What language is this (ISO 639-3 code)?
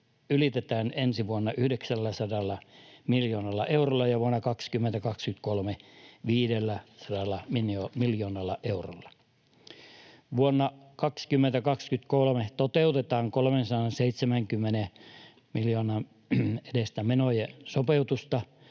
fin